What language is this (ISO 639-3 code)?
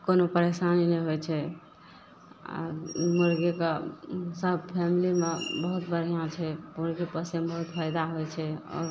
mai